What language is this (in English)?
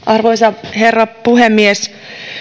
Finnish